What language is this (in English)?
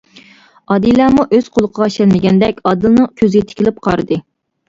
Uyghur